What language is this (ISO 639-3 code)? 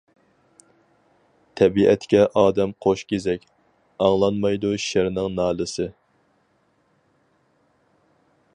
uig